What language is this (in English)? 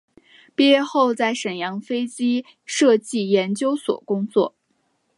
Chinese